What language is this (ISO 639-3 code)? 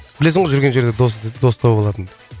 kaz